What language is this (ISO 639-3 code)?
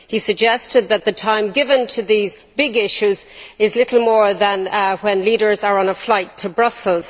eng